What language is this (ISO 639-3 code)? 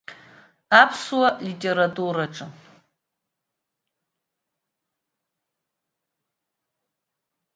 abk